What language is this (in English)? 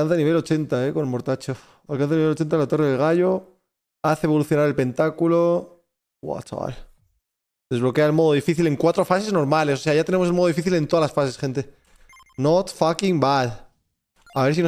Spanish